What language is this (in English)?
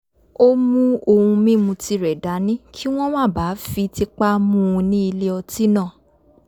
Yoruba